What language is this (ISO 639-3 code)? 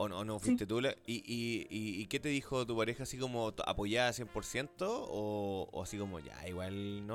spa